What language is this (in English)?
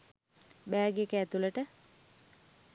Sinhala